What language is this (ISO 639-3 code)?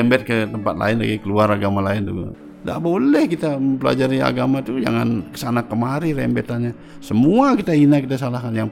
ind